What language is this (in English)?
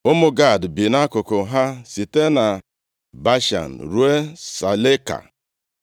Igbo